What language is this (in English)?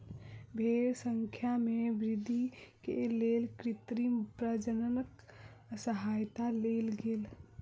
Maithili